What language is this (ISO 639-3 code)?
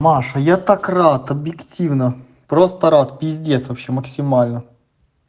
rus